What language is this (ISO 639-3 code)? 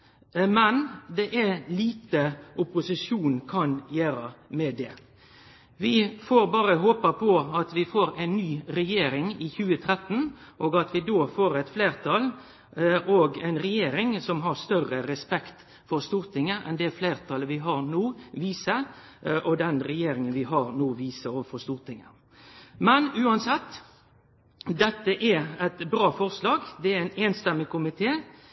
nno